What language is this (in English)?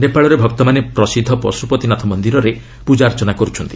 Odia